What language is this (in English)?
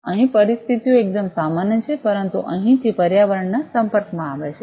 Gujarati